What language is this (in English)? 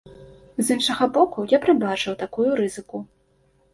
Belarusian